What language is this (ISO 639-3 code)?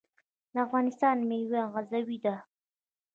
pus